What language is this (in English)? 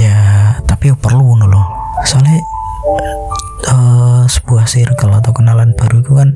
Indonesian